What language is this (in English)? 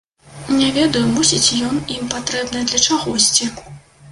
Belarusian